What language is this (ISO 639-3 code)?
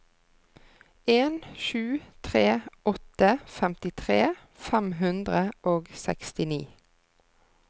nor